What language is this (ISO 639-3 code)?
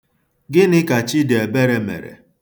ibo